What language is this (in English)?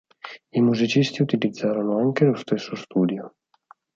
Italian